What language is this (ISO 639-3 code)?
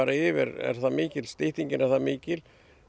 isl